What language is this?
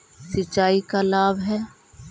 Magahi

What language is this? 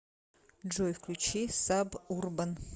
Russian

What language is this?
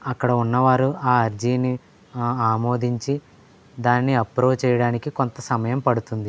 Telugu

